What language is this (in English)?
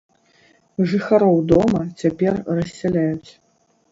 Belarusian